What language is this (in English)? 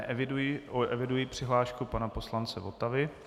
Czech